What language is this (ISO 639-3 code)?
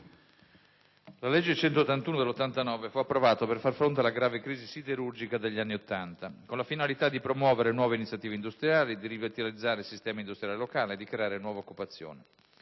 ita